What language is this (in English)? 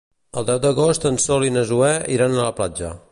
Catalan